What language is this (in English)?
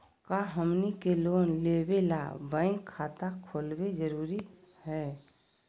Magahi